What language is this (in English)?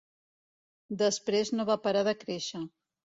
Catalan